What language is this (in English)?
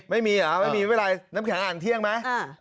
Thai